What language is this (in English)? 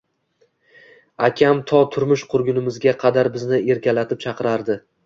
Uzbek